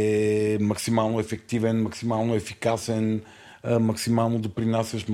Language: Bulgarian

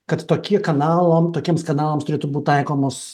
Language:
Lithuanian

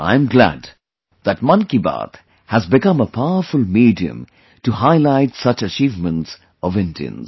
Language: English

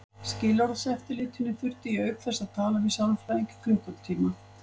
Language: Icelandic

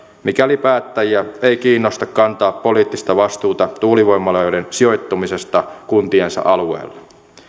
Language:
Finnish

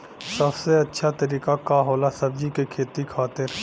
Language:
Bhojpuri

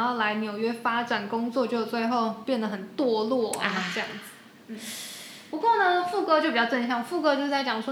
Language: Chinese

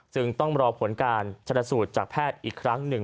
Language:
Thai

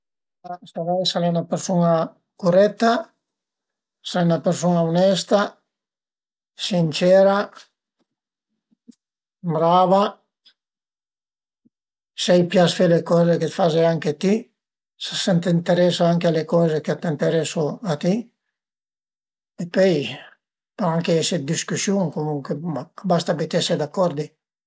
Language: Piedmontese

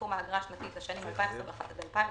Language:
Hebrew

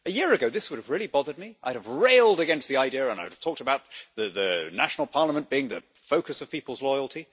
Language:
English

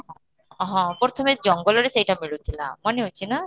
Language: Odia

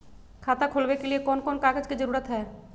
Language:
Magahi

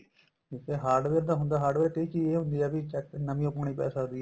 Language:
Punjabi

